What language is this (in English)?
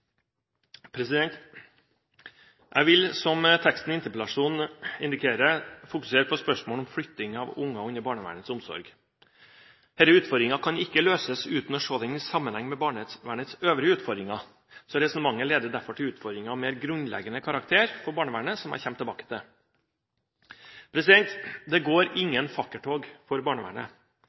Norwegian